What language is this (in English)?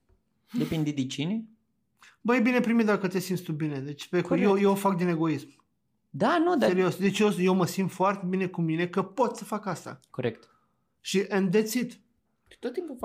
Romanian